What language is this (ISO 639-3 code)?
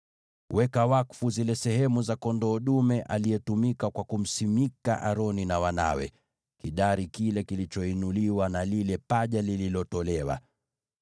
swa